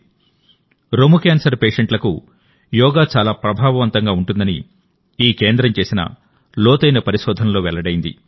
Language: Telugu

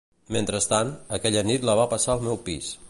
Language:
Catalan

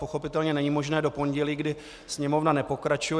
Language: Czech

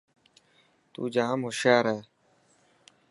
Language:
Dhatki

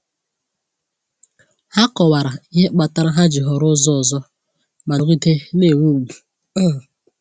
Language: Igbo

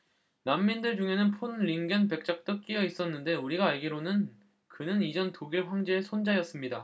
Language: Korean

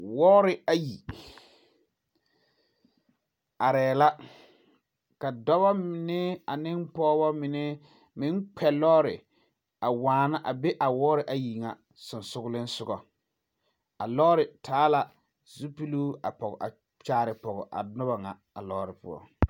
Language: Southern Dagaare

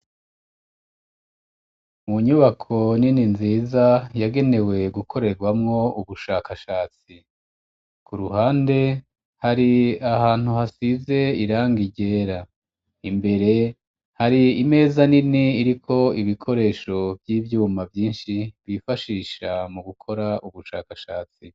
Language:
Rundi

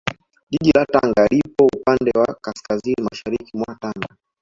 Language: Swahili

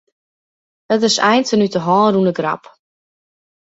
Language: Western Frisian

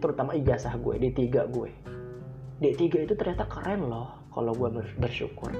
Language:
Indonesian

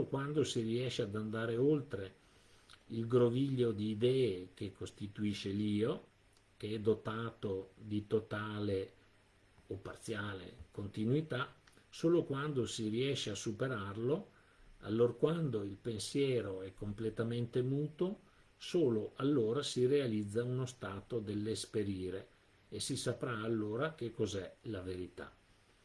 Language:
Italian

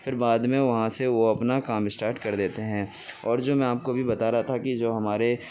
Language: Urdu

